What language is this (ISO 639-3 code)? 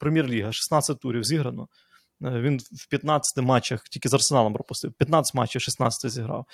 ukr